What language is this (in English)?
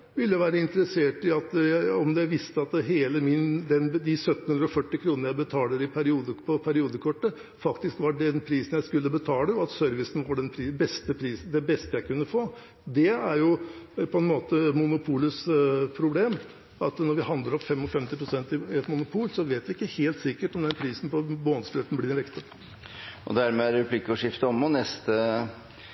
Norwegian